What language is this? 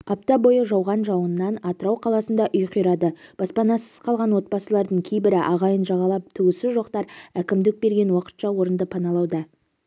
Kazakh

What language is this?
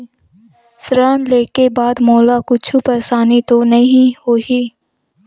Chhattisgarhi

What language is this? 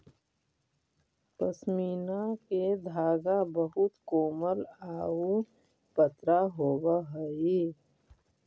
Magahi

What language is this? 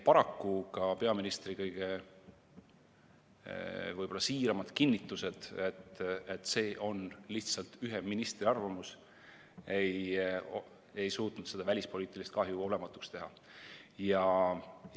Estonian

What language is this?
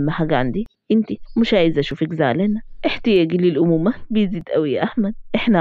Arabic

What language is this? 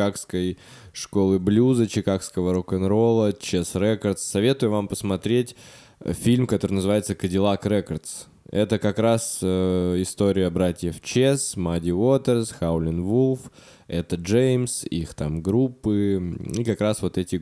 Russian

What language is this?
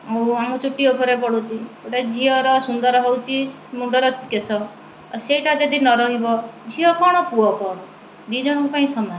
Odia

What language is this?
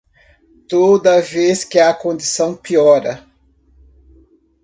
Portuguese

